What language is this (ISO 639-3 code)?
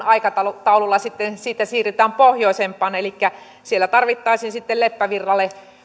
fin